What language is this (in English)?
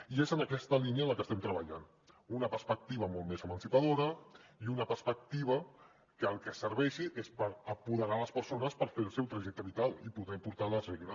Catalan